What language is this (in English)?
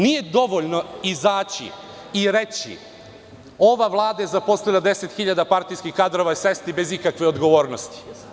Serbian